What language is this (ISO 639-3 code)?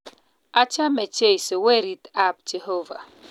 kln